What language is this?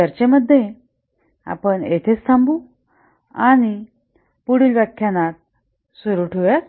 Marathi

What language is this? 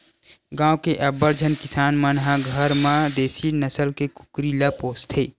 Chhattisgarhi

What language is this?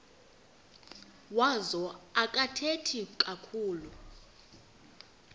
Xhosa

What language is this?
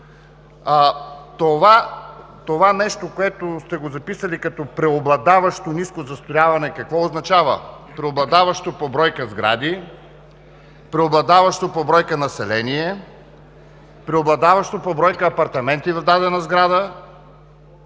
Bulgarian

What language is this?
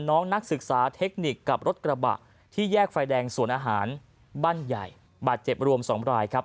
Thai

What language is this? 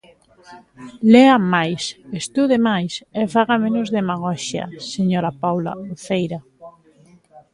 Galician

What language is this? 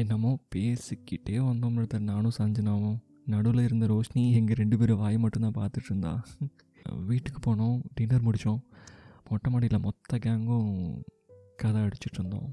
Tamil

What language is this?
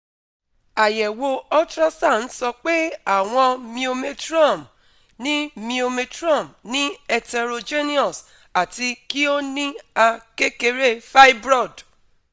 Yoruba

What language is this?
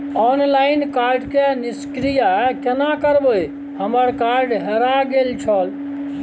Maithili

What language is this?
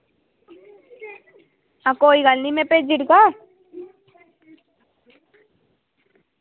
Dogri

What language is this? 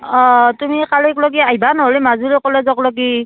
Assamese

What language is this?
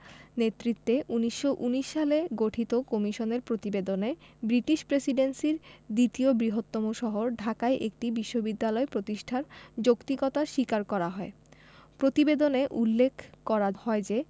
Bangla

